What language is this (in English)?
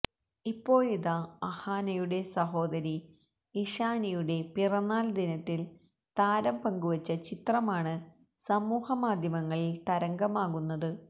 Malayalam